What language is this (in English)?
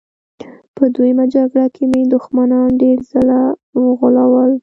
Pashto